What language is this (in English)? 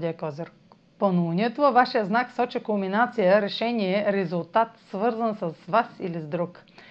Bulgarian